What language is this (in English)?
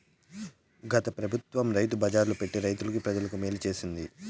Telugu